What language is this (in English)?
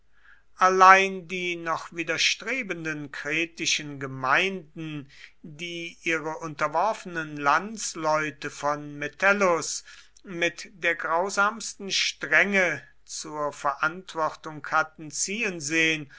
German